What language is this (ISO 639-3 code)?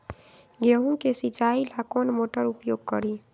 mag